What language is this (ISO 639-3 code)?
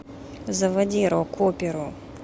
rus